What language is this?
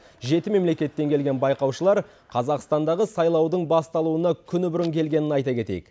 Kazakh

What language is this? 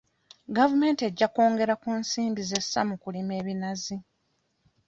Ganda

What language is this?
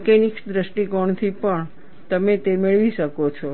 Gujarati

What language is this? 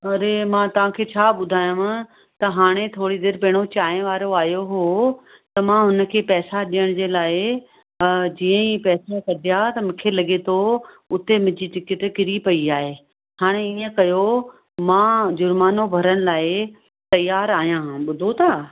Sindhi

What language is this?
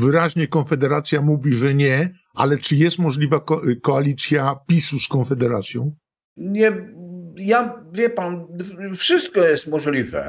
Polish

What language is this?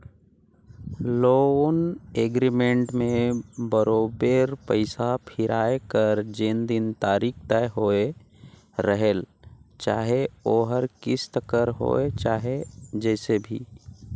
Chhattisgarhi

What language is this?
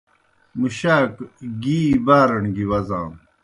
Kohistani Shina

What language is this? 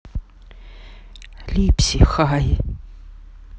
Russian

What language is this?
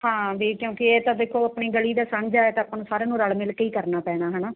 Punjabi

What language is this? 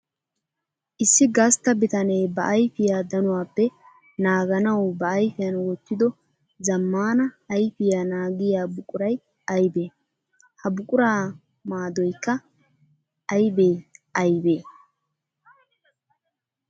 Wolaytta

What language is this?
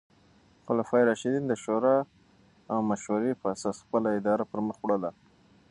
Pashto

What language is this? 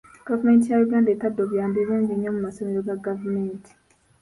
Ganda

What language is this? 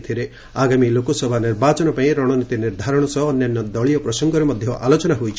Odia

